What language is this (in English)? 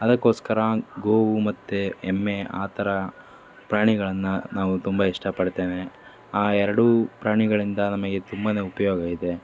Kannada